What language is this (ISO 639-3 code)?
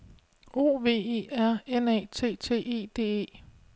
dan